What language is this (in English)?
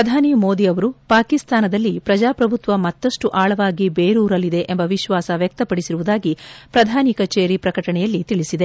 Kannada